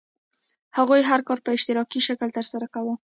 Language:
Pashto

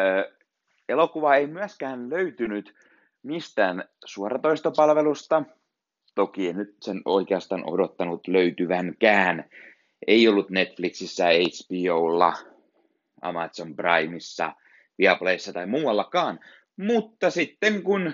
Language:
Finnish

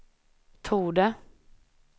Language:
Swedish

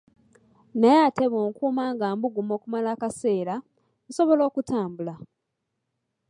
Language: Ganda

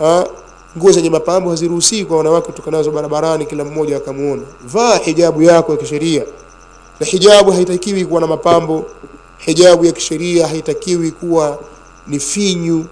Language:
Swahili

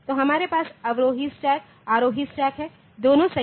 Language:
Hindi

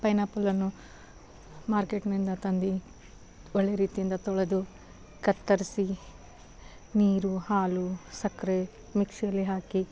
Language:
Kannada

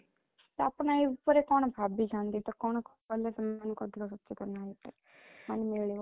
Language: Odia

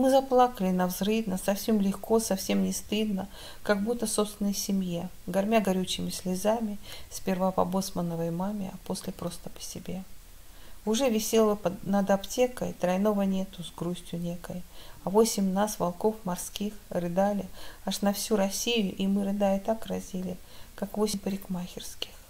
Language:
Russian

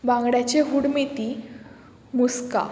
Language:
Konkani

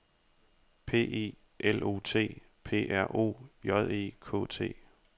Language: Danish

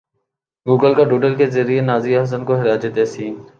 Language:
Urdu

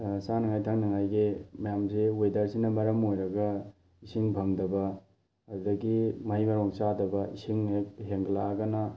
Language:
Manipuri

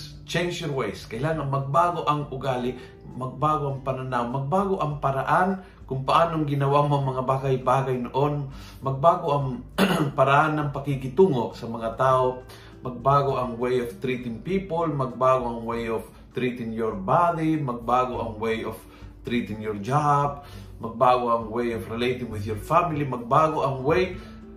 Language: Filipino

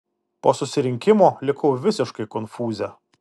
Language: Lithuanian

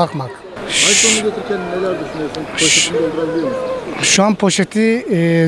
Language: Turkish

